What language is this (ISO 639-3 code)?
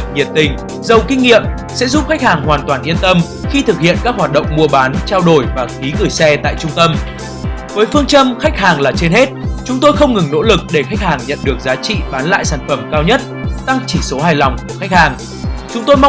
vie